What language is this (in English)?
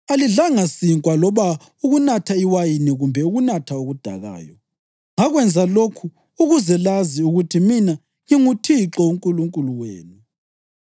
North Ndebele